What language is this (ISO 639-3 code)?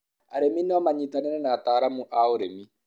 kik